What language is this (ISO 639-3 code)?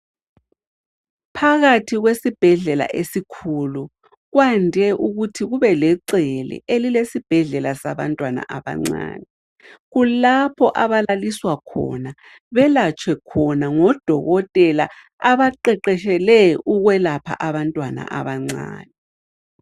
nde